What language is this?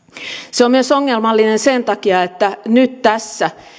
Finnish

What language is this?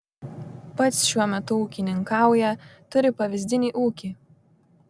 Lithuanian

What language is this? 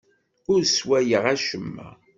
Kabyle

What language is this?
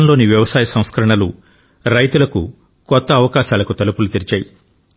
Telugu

